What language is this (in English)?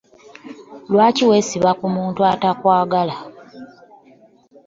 Ganda